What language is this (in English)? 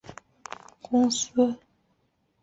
Chinese